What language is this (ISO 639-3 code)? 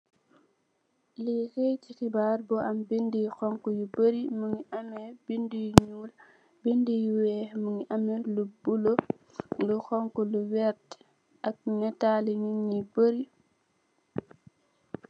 wol